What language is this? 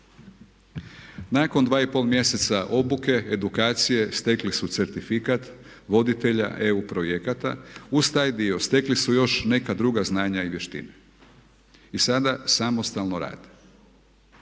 Croatian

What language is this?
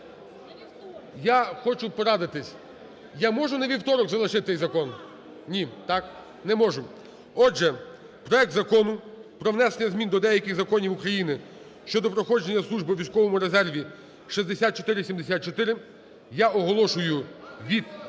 Ukrainian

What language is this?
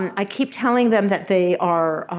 English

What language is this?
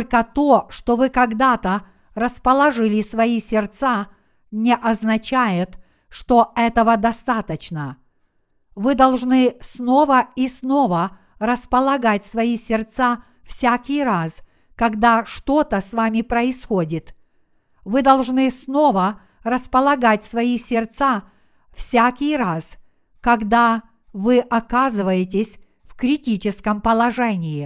Russian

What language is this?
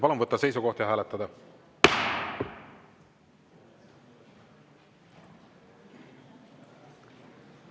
Estonian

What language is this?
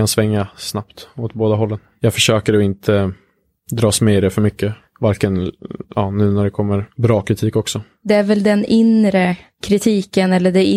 Swedish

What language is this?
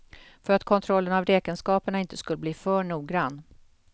Swedish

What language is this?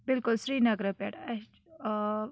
Kashmiri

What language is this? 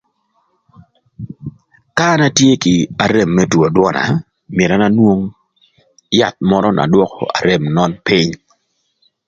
Thur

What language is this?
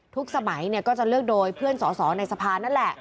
Thai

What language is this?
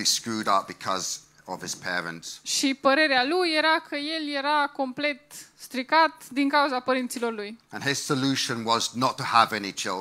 Romanian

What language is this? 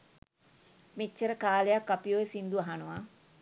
Sinhala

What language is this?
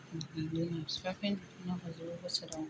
Bodo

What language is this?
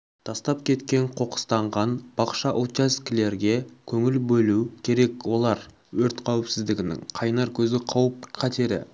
Kazakh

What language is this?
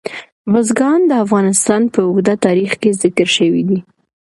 Pashto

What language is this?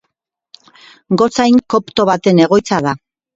Basque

